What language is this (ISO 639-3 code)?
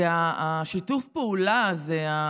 heb